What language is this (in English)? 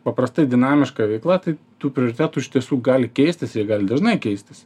Lithuanian